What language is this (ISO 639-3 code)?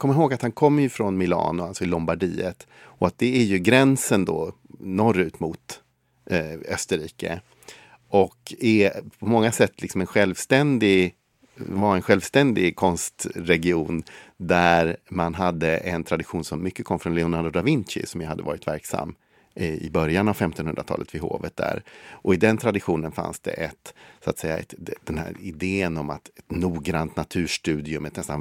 swe